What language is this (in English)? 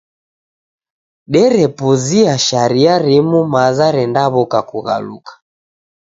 Taita